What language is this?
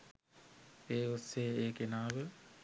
Sinhala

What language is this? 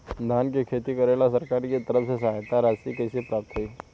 Bhojpuri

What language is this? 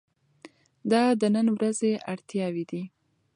Pashto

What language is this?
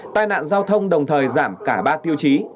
Vietnamese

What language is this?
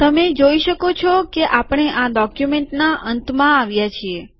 Gujarati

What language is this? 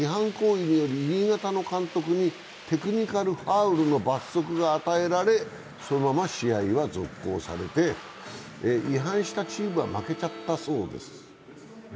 Japanese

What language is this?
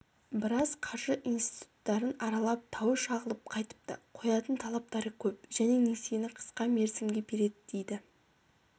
Kazakh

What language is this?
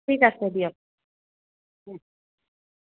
Assamese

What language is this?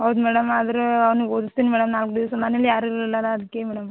Kannada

